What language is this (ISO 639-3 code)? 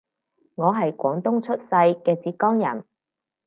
yue